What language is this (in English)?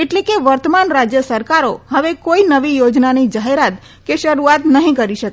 Gujarati